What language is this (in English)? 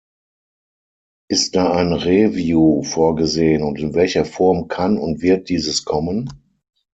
German